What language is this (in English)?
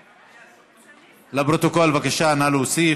Hebrew